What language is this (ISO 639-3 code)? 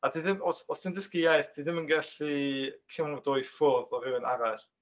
cym